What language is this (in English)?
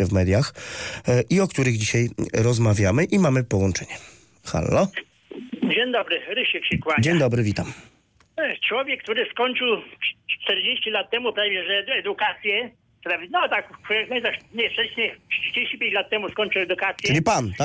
Polish